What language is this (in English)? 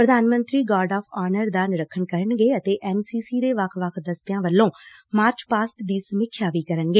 Punjabi